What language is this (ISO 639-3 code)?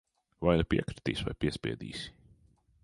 lav